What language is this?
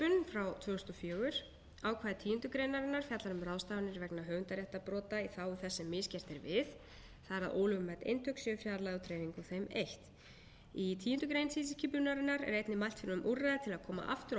Icelandic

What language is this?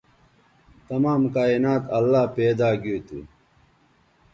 Bateri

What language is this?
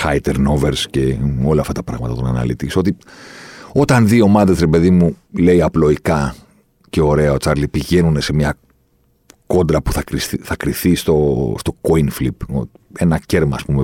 Greek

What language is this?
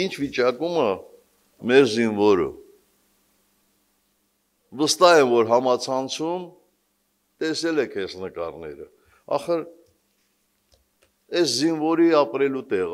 Turkish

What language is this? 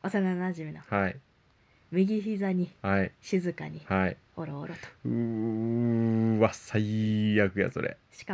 Japanese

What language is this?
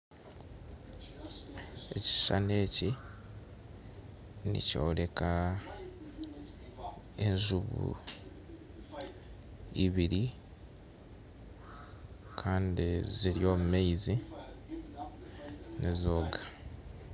Nyankole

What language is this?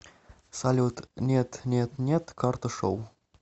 Russian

